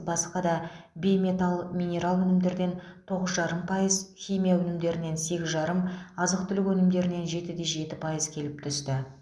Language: Kazakh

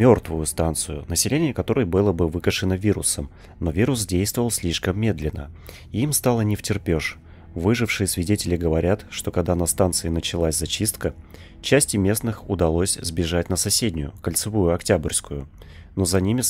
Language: Russian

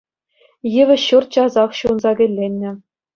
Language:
Chuvash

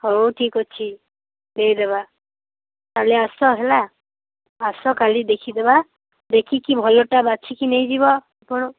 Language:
Odia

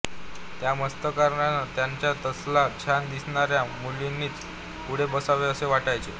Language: Marathi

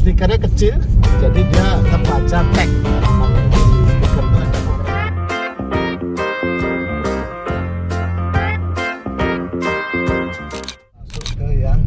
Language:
Indonesian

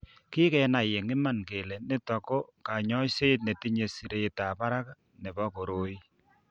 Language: Kalenjin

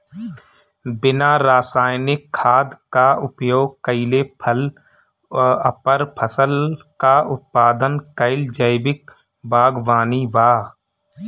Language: Bhojpuri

